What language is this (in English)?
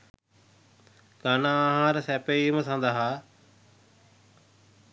Sinhala